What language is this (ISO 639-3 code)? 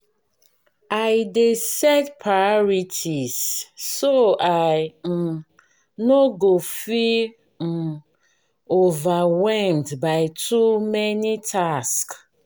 pcm